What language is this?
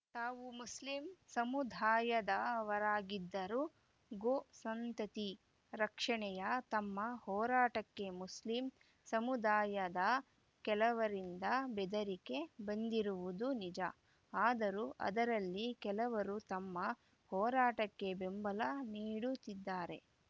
Kannada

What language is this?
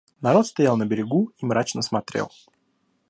Russian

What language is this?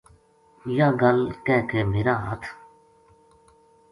Gujari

